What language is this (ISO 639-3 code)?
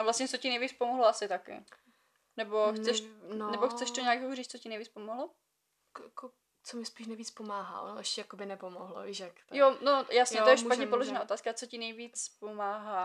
ces